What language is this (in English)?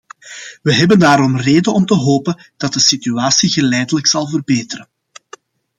Dutch